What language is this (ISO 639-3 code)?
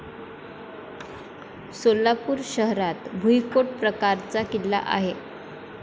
mar